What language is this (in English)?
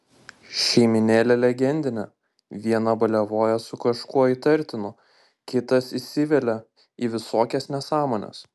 Lithuanian